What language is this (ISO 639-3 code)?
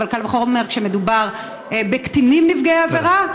heb